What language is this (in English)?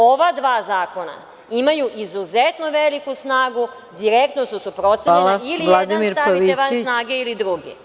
Serbian